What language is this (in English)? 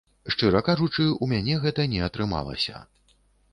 Belarusian